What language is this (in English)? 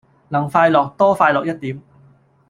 Cantonese